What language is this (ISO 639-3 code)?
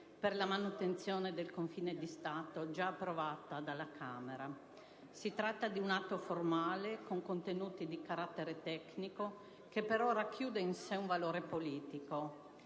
ita